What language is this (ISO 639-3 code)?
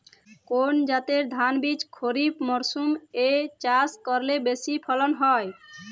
ben